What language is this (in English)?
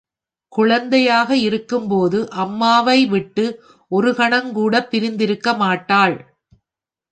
Tamil